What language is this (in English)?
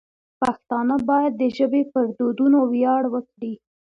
Pashto